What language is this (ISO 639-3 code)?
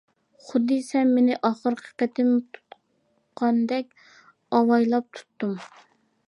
uig